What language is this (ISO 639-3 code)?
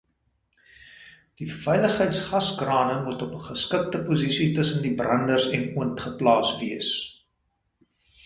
afr